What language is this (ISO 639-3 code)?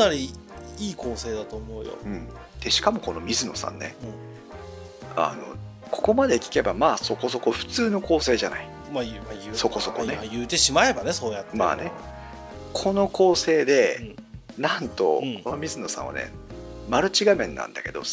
jpn